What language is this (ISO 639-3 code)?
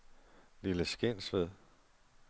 dan